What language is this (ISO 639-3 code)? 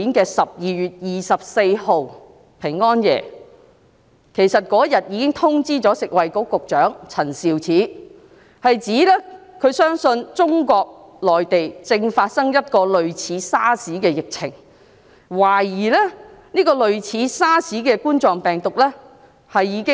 yue